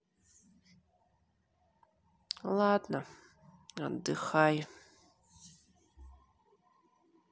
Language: Russian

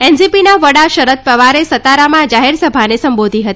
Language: Gujarati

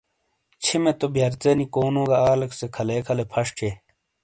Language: Shina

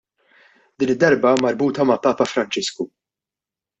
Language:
Maltese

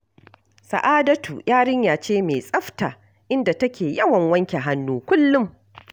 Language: Hausa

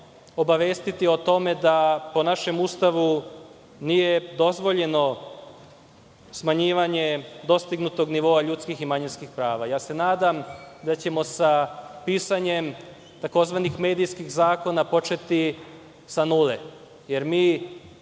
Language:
Serbian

